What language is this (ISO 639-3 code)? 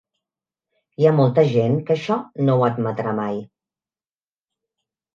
cat